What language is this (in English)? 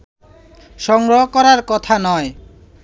Bangla